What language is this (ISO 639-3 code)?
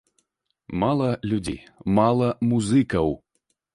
bel